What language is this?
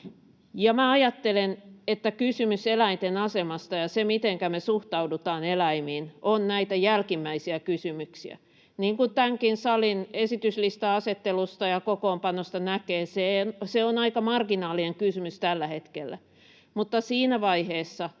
Finnish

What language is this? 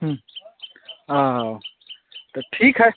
Maithili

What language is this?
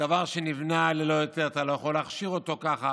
Hebrew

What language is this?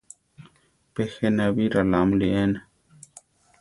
Central Tarahumara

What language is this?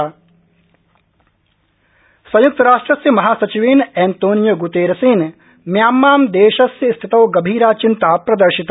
Sanskrit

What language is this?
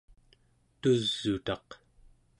Central Yupik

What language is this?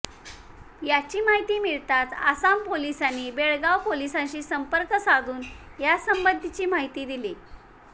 Marathi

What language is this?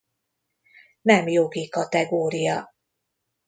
Hungarian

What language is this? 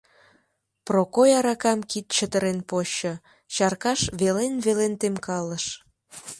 Mari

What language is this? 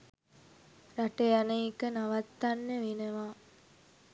Sinhala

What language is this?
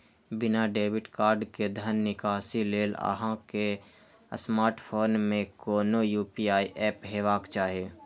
Maithili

